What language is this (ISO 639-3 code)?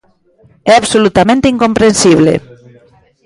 glg